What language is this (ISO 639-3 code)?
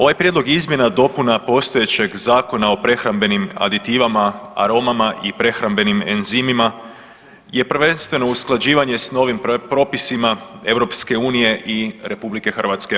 hrv